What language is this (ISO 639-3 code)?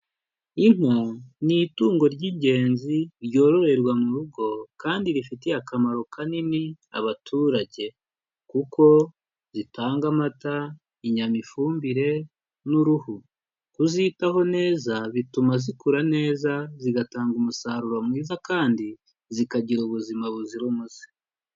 kin